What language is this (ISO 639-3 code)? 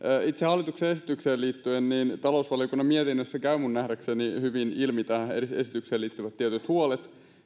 fin